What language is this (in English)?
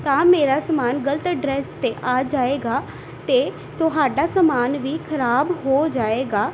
Punjabi